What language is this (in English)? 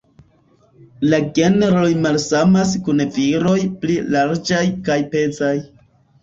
Esperanto